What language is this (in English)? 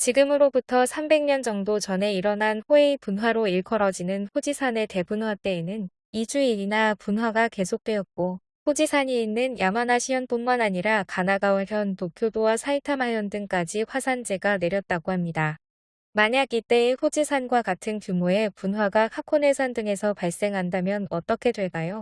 Korean